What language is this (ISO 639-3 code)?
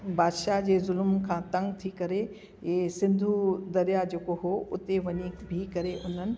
snd